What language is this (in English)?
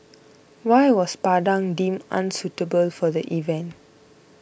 English